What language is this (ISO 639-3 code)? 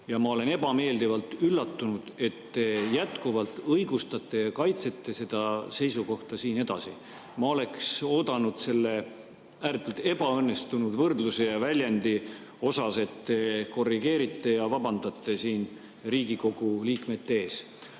est